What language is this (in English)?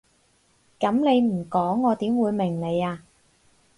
Cantonese